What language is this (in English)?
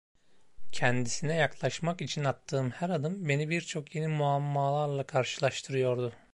Turkish